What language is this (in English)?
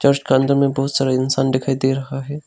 Hindi